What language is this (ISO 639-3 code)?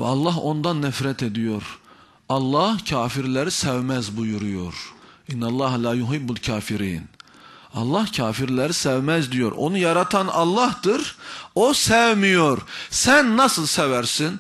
tur